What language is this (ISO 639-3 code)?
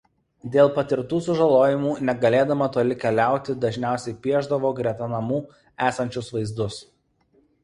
lit